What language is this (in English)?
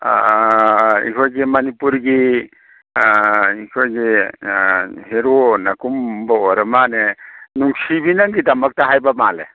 Manipuri